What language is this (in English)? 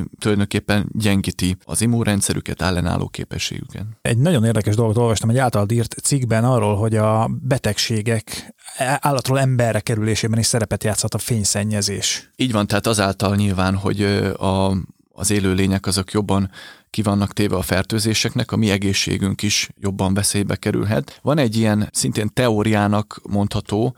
Hungarian